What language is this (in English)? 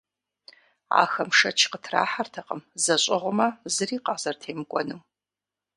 Kabardian